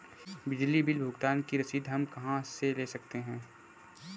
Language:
Hindi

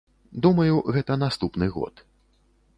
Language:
Belarusian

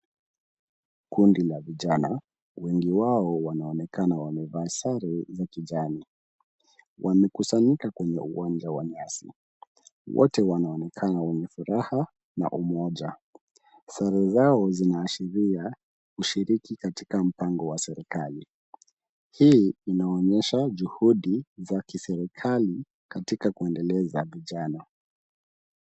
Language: Swahili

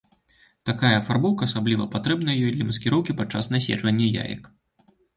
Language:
Belarusian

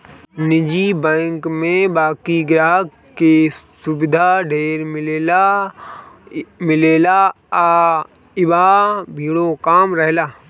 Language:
Bhojpuri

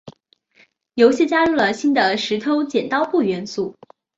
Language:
Chinese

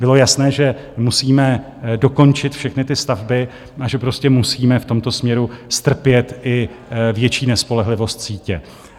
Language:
Czech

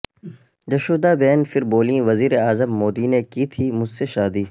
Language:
Urdu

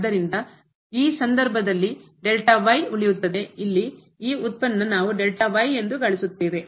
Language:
Kannada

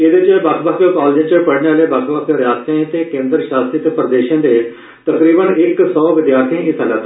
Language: Dogri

